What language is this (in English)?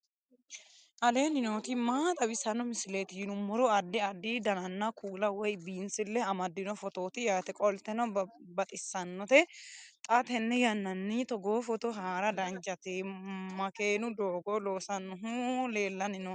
Sidamo